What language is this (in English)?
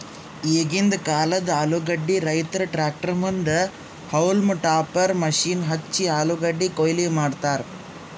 Kannada